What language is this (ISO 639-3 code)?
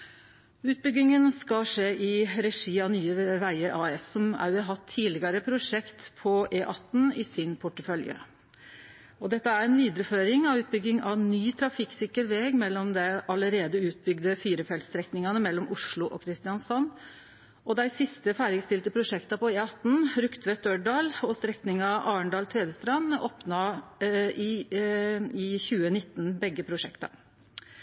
nno